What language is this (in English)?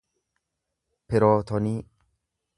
Oromo